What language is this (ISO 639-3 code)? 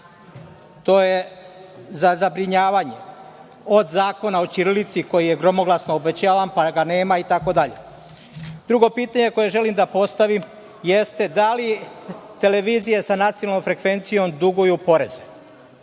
srp